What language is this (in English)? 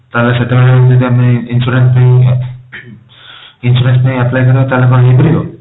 Odia